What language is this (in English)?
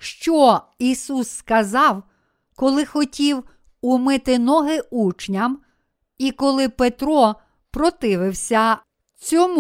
Ukrainian